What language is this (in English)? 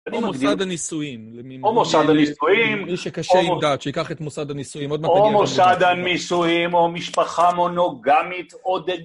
Hebrew